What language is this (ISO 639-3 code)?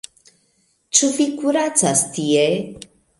epo